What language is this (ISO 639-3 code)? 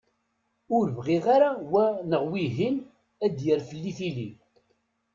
kab